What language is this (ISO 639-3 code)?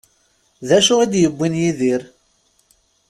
kab